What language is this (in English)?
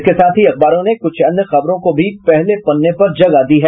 Hindi